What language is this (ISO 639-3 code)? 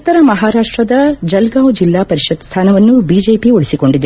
kan